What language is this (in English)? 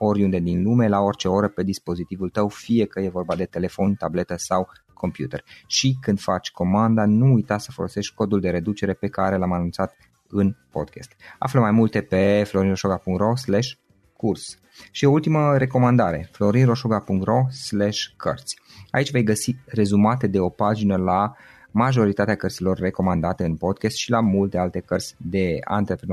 Romanian